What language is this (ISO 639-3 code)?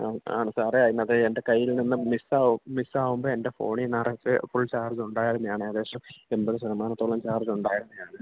mal